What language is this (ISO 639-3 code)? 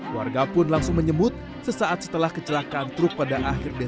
ind